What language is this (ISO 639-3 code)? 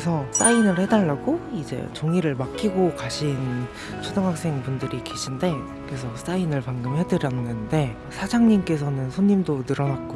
kor